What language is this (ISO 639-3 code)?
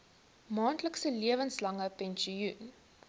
afr